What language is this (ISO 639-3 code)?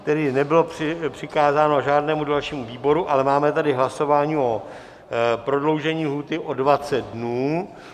ces